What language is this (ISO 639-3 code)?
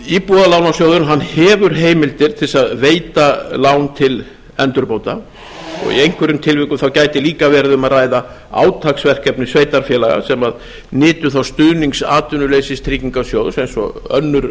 isl